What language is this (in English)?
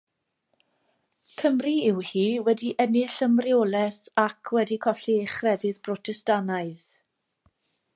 Welsh